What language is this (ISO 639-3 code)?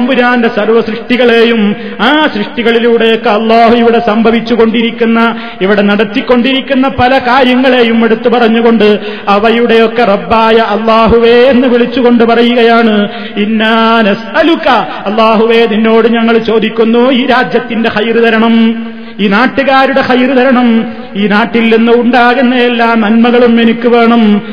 mal